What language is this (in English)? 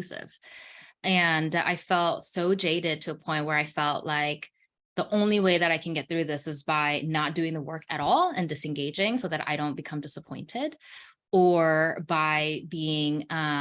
English